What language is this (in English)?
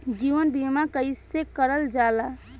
Bhojpuri